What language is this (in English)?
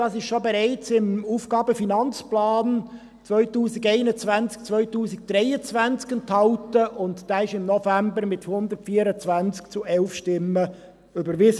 Swiss German